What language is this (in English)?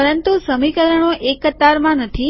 Gujarati